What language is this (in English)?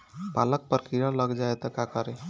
Bhojpuri